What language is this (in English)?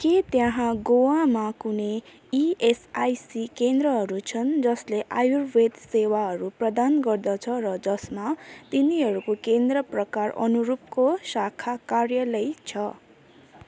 Nepali